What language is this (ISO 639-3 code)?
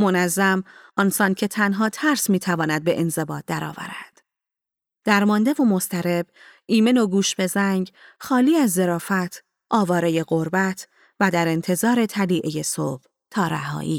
fas